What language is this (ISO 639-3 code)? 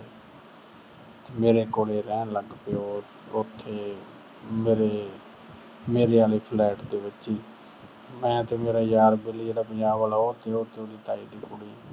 pan